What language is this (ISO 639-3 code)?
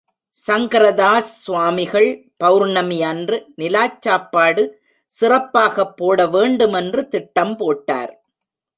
tam